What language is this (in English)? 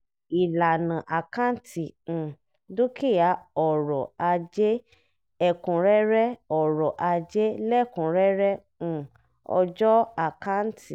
Yoruba